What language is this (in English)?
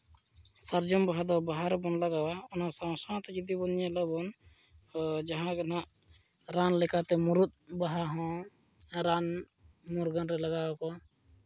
Santali